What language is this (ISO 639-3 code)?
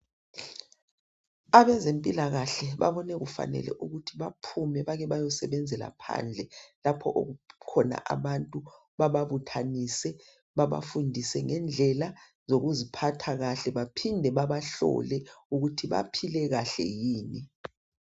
nde